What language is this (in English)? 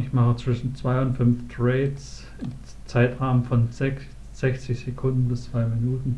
German